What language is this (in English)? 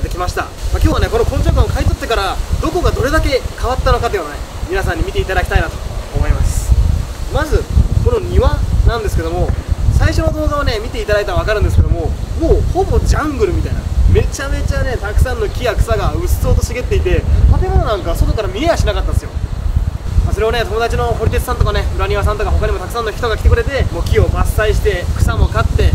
Japanese